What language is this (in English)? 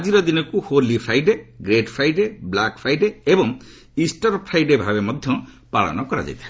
Odia